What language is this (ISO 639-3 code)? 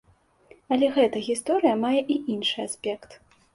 bel